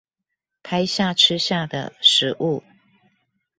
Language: Chinese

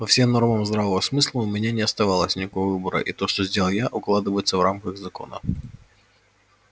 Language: Russian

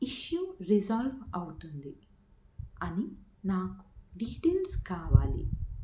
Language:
Telugu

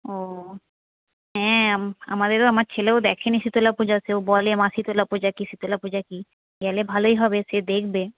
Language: Bangla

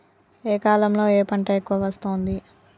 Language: Telugu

